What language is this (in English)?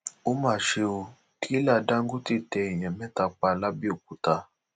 Yoruba